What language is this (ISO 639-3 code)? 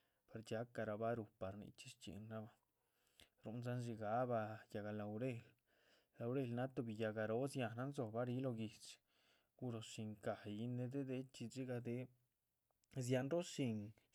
zpv